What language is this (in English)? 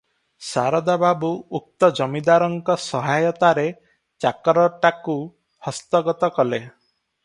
Odia